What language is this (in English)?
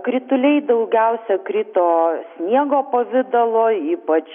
Lithuanian